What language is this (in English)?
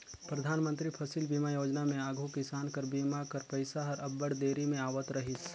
Chhattisgarhi